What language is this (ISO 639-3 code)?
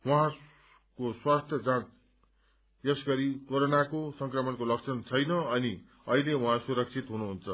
nep